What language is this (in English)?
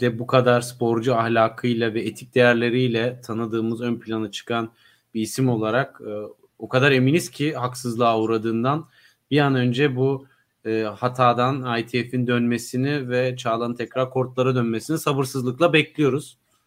Turkish